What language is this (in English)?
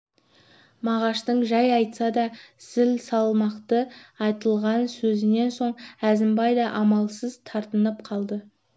Kazakh